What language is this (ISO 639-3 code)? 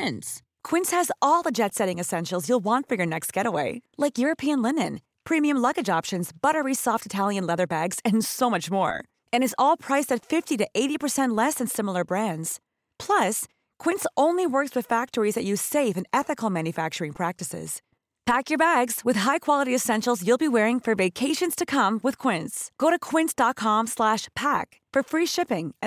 fil